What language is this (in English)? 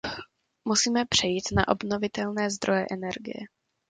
Czech